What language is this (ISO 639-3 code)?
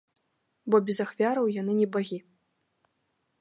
bel